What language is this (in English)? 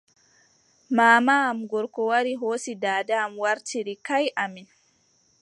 Adamawa Fulfulde